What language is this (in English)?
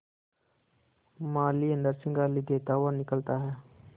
Hindi